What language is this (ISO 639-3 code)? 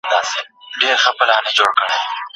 pus